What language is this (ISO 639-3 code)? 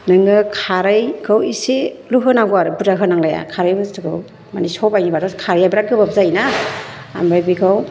brx